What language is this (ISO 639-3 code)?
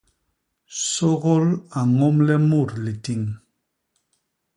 bas